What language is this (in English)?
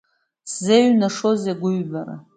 Abkhazian